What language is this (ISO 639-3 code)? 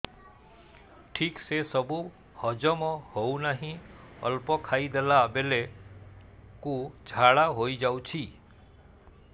ori